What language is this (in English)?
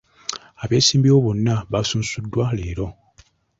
Ganda